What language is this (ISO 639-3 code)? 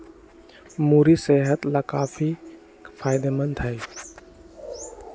mag